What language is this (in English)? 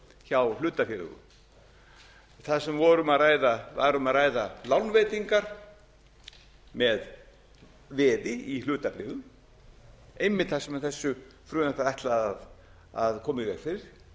Icelandic